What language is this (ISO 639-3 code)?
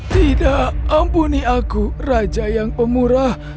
ind